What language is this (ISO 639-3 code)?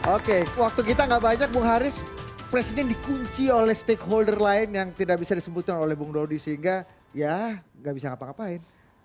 ind